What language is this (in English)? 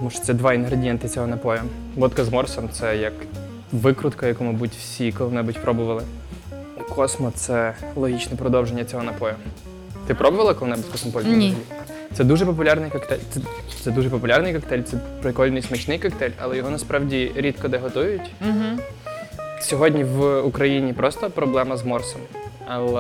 Ukrainian